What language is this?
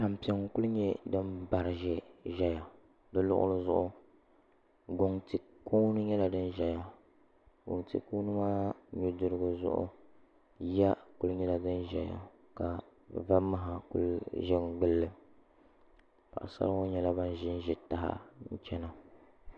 Dagbani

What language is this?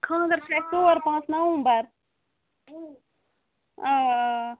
Kashmiri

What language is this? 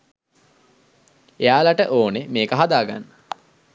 Sinhala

